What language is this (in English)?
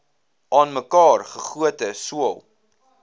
Afrikaans